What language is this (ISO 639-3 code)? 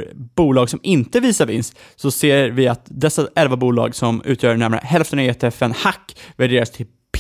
swe